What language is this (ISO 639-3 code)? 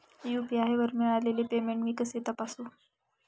mar